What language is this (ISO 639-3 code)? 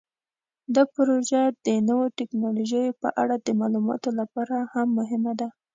pus